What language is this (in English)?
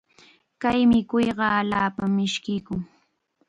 Chiquián Ancash Quechua